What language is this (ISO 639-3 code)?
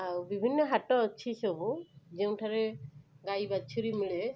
ori